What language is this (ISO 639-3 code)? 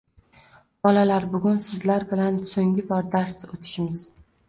uzb